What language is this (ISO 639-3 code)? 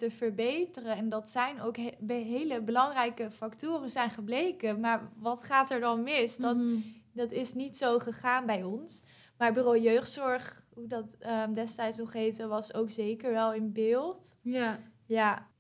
nld